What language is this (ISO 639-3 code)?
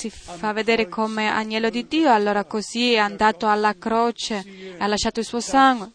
ita